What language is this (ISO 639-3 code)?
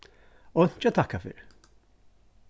fao